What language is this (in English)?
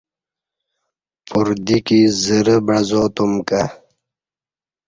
Kati